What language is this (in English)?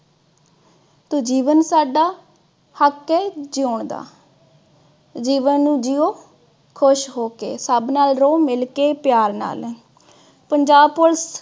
Punjabi